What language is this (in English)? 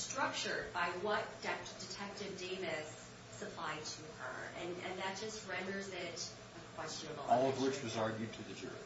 English